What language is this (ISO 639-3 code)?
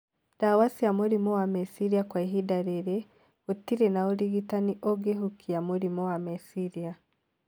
kik